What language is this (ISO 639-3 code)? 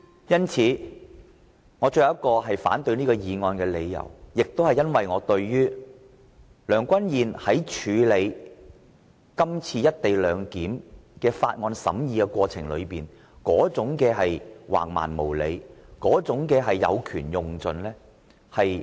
yue